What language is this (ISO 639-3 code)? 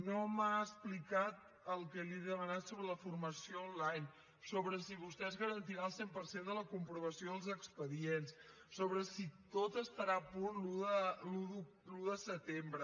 cat